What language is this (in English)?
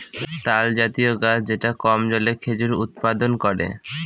Bangla